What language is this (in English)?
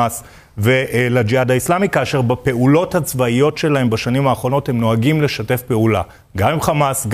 Hebrew